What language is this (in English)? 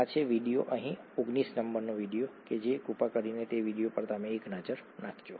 Gujarati